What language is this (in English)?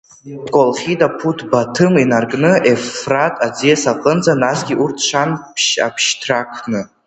Abkhazian